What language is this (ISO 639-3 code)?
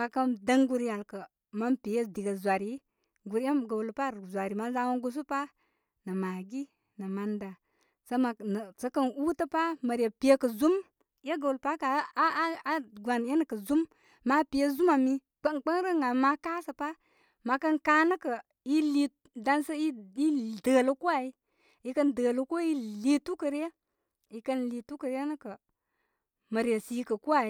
kmy